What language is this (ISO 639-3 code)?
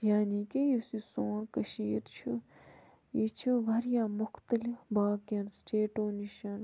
kas